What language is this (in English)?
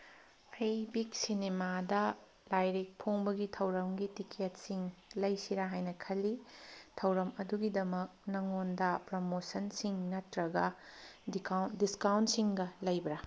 Manipuri